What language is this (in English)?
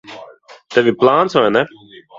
Latvian